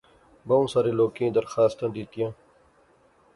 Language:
Pahari-Potwari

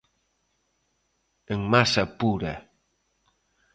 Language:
Galician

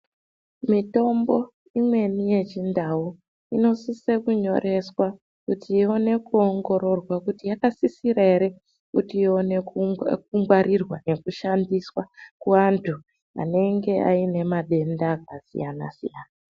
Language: Ndau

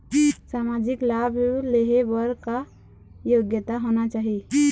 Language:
Chhattisgarhi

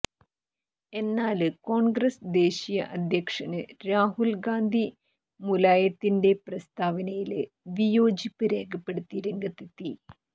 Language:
Malayalam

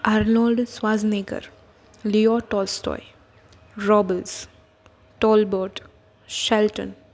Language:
Gujarati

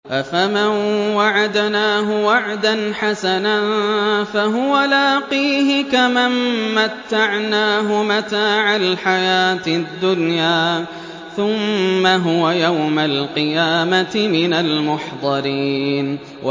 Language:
Arabic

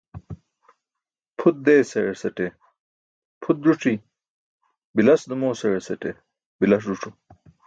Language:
Burushaski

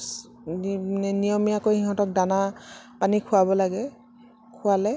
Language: Assamese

